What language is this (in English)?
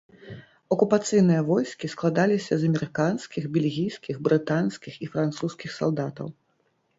Belarusian